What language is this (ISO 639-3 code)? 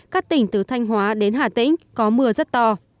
vie